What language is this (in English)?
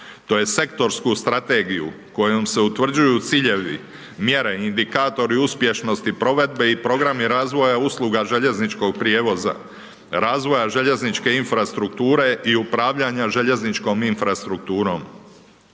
Croatian